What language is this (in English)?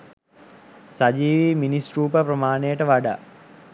Sinhala